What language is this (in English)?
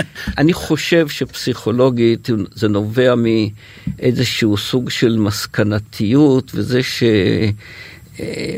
Hebrew